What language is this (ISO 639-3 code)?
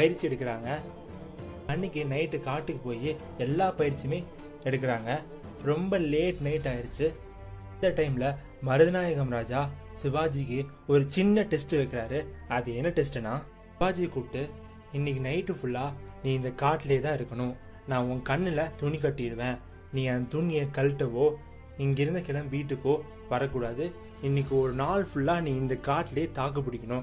tam